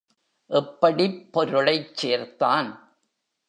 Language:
Tamil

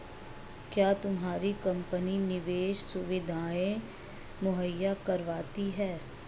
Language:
Hindi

